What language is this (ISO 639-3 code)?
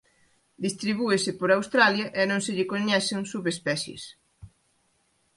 glg